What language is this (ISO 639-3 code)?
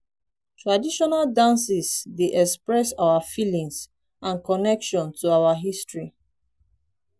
pcm